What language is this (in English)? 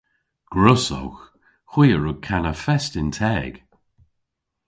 Cornish